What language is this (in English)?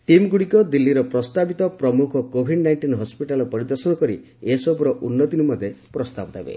Odia